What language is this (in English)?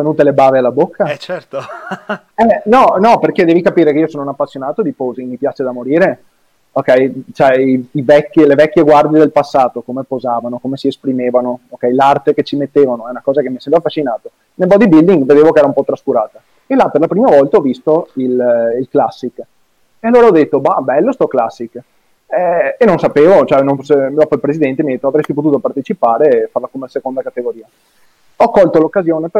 Italian